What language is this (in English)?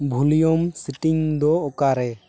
Santali